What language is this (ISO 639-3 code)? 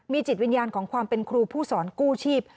tha